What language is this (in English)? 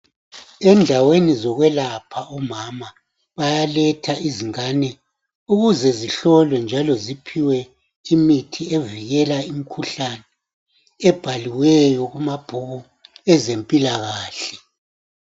North Ndebele